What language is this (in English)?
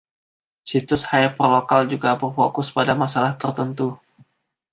Indonesian